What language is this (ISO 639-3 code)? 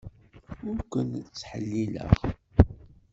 kab